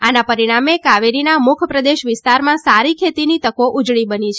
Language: Gujarati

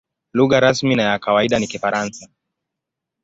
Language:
Swahili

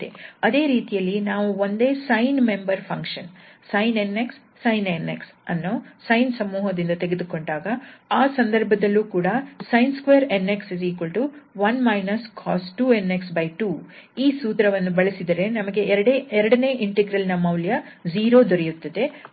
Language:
Kannada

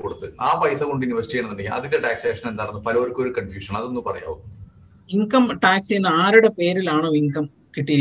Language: Malayalam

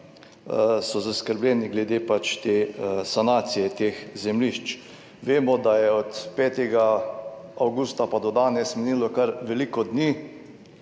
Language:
Slovenian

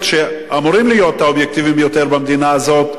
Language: Hebrew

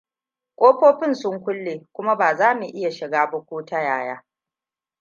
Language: Hausa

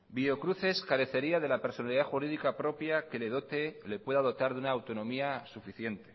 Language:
Spanish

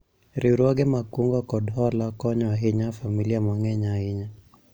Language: Luo (Kenya and Tanzania)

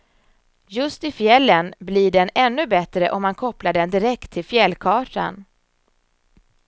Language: Swedish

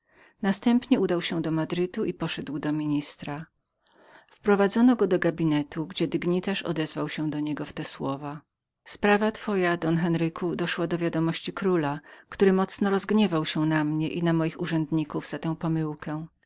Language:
Polish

